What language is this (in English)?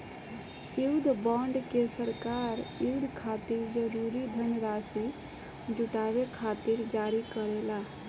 Bhojpuri